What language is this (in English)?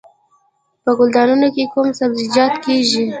Pashto